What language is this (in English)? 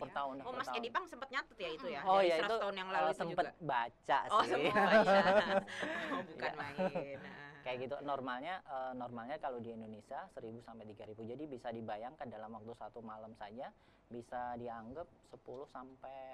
Indonesian